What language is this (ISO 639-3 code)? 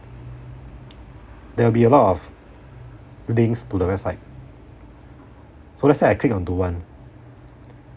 eng